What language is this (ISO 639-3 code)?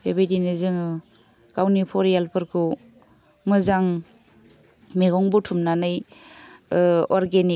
brx